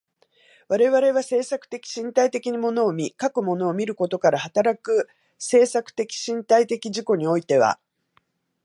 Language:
Japanese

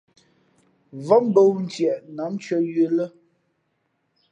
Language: Fe'fe'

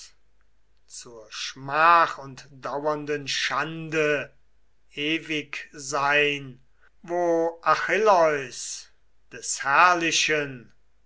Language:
German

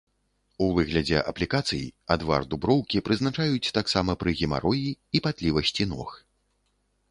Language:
Belarusian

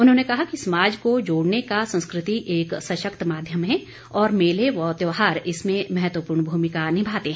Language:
Hindi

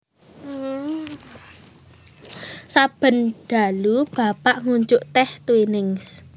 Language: Javanese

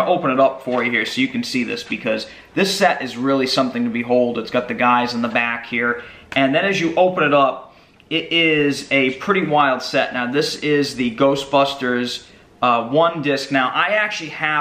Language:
English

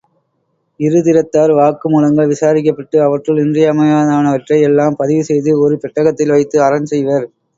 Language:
Tamil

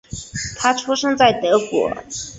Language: Chinese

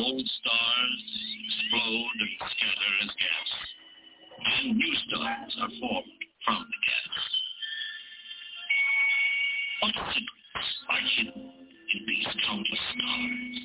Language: English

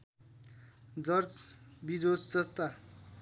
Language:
Nepali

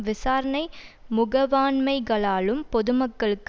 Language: Tamil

